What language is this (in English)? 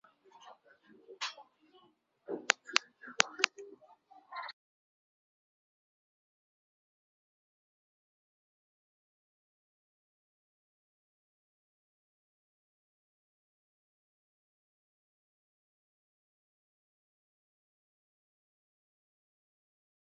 Ngiemboon